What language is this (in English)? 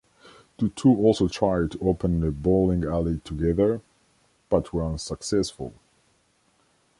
English